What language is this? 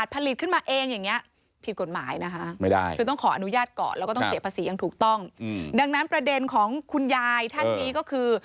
Thai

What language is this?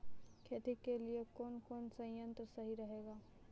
Maithili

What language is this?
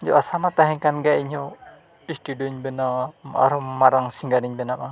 Santali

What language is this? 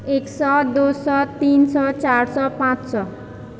Maithili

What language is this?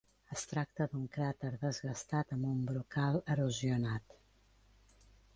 Catalan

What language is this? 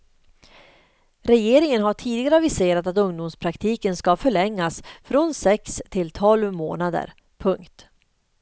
Swedish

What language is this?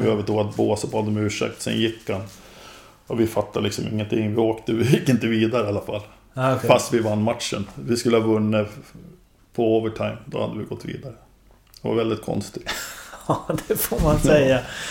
Swedish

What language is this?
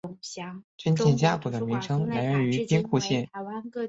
Chinese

